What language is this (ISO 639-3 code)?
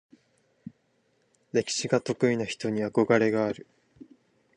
jpn